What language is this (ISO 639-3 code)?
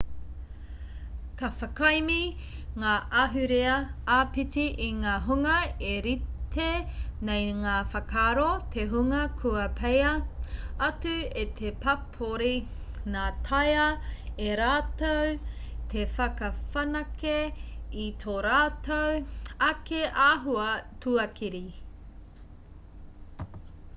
mri